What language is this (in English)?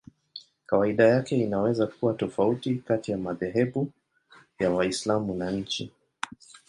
Swahili